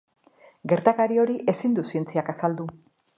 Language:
Basque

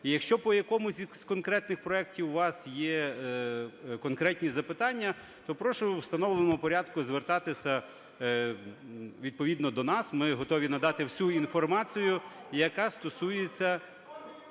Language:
Ukrainian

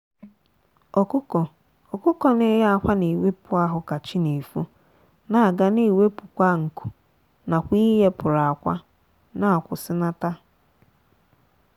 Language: Igbo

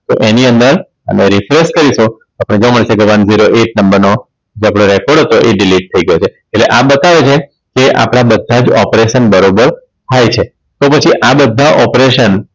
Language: Gujarati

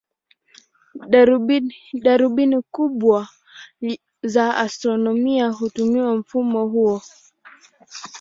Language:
Swahili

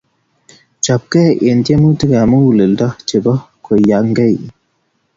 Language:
Kalenjin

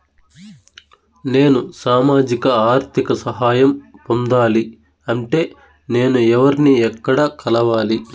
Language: Telugu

